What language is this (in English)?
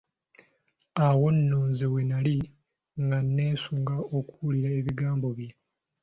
Ganda